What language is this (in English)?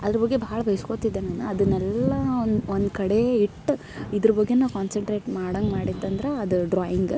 Kannada